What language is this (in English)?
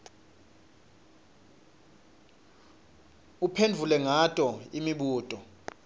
Swati